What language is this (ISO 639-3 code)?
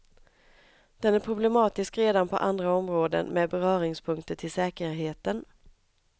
swe